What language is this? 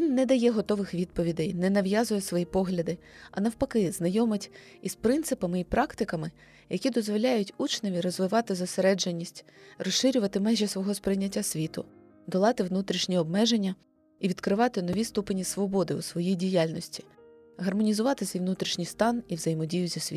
Ukrainian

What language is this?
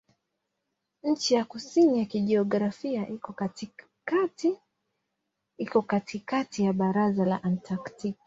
Swahili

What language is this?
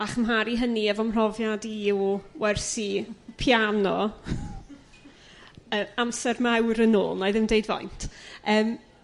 Welsh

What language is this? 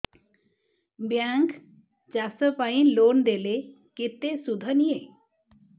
Odia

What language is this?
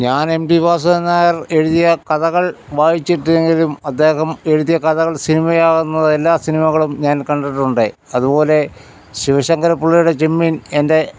Malayalam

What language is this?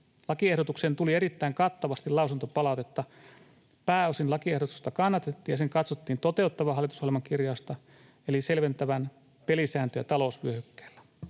Finnish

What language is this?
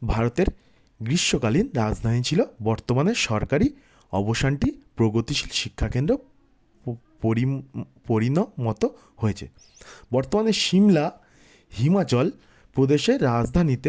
Bangla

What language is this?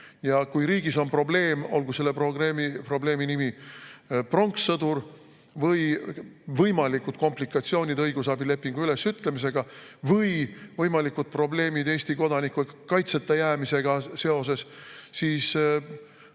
Estonian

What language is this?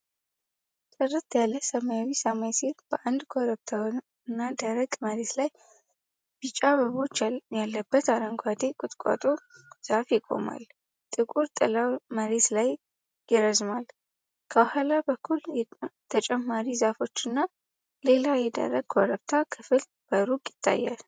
Amharic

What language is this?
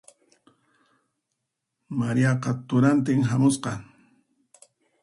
Puno Quechua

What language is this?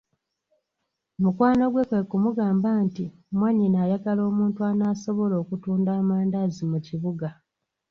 Ganda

